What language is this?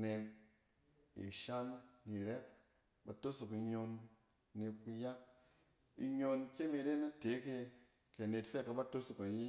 Cen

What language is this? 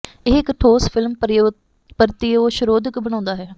Punjabi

